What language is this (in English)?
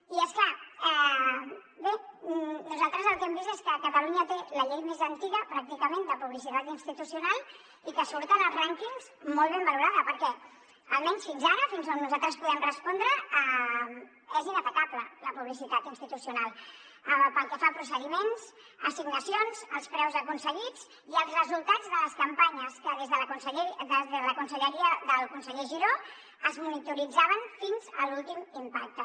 Catalan